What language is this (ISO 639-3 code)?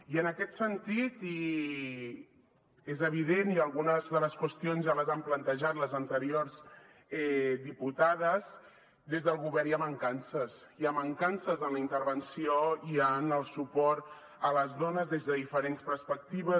cat